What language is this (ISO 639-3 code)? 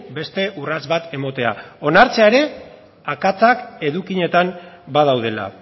eus